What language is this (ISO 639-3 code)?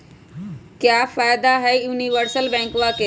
mag